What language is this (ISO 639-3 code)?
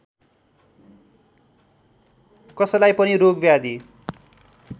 nep